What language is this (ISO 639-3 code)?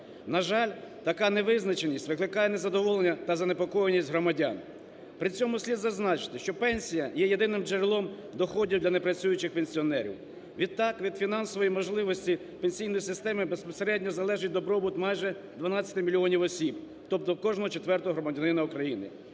ukr